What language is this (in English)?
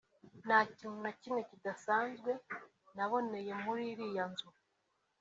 Kinyarwanda